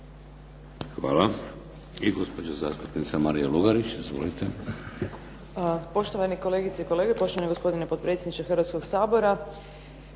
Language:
Croatian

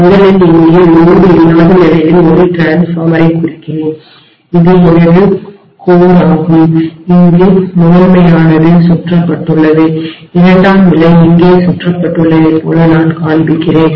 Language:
Tamil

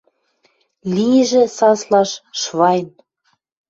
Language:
Western Mari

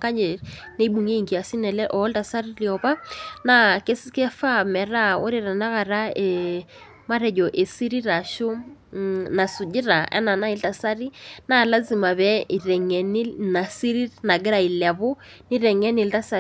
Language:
Masai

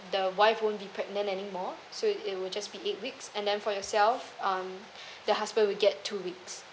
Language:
English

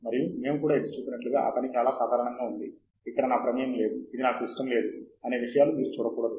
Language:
Telugu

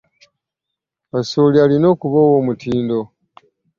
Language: Ganda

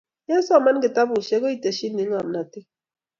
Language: Kalenjin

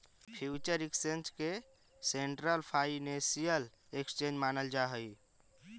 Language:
Magahi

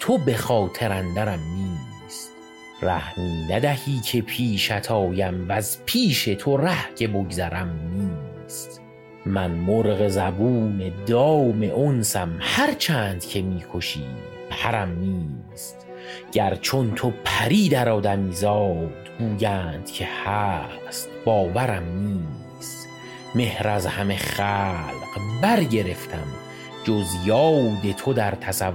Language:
Persian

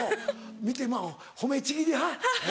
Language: Japanese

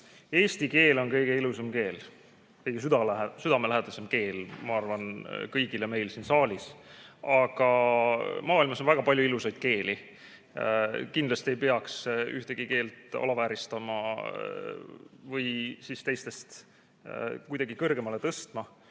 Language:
Estonian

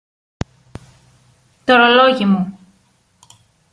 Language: Greek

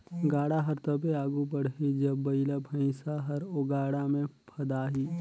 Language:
Chhattisgarhi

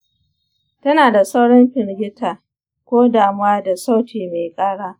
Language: Hausa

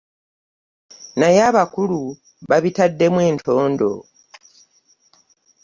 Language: Ganda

